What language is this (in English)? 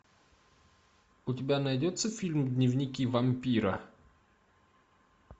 Russian